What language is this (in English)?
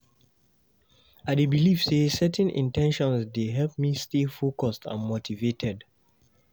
Nigerian Pidgin